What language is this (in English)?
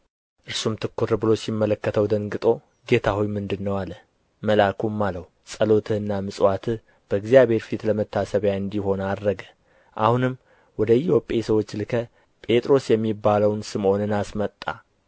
Amharic